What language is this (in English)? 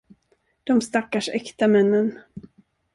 Swedish